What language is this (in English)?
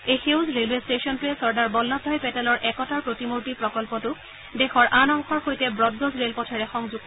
Assamese